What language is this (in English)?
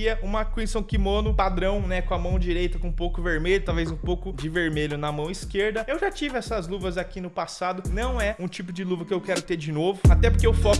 Portuguese